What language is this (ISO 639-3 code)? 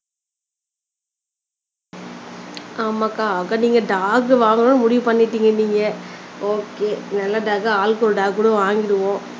tam